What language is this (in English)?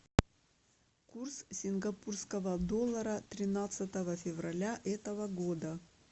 Russian